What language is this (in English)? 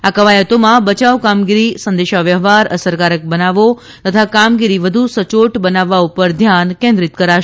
Gujarati